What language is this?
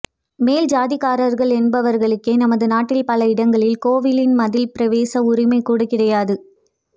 Tamil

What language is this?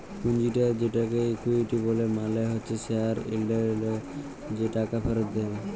Bangla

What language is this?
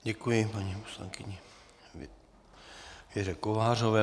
Czech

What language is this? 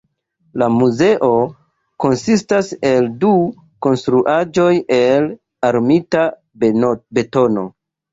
Esperanto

